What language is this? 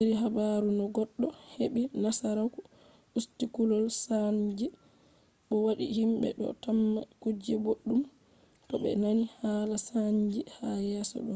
Fula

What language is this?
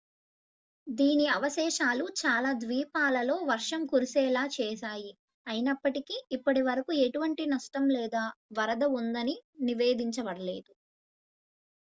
Telugu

